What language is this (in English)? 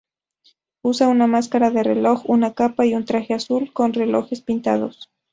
Spanish